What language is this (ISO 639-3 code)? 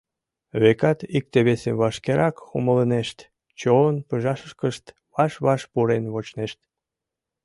chm